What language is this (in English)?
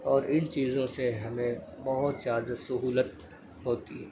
Urdu